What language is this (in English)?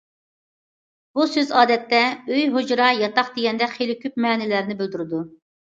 Uyghur